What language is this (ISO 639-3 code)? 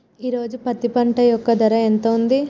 tel